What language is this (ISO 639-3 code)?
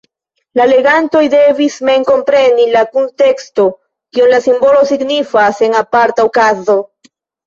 epo